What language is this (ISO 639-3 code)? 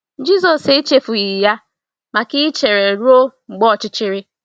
ibo